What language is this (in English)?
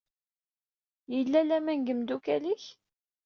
Kabyle